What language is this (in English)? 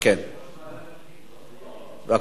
Hebrew